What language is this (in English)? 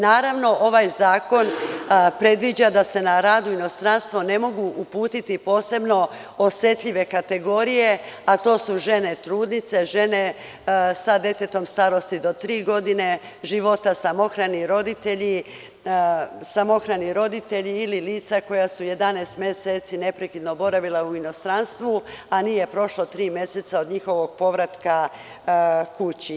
Serbian